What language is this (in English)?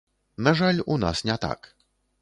Belarusian